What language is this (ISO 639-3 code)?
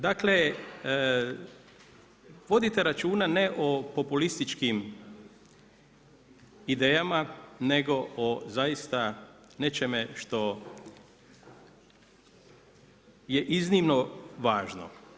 hrv